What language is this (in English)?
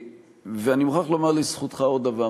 Hebrew